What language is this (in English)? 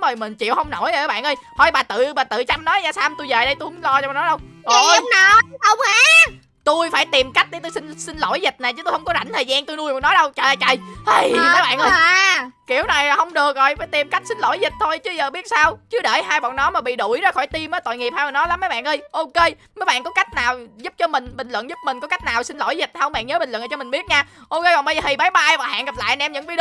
Vietnamese